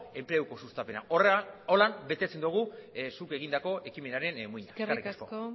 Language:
Basque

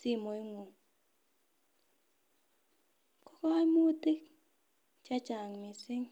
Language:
Kalenjin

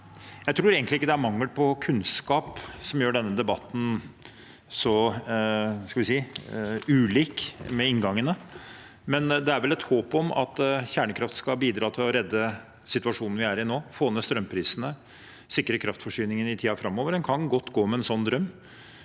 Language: Norwegian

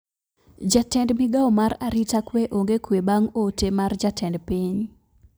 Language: Luo (Kenya and Tanzania)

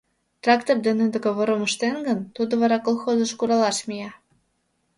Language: Mari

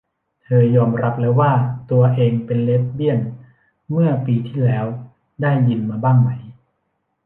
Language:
Thai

